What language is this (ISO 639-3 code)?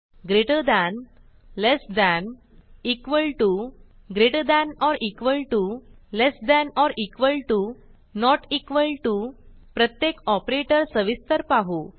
mar